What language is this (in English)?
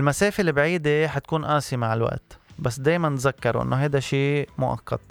Arabic